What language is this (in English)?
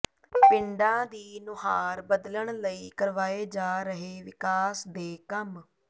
Punjabi